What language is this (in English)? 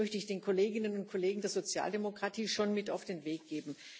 German